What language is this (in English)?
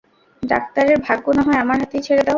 Bangla